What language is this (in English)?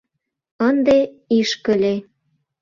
Mari